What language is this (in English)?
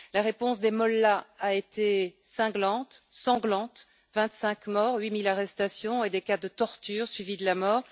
French